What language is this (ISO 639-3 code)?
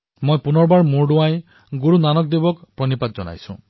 asm